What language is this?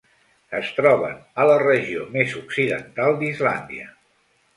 Catalan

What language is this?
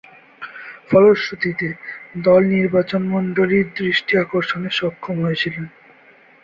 Bangla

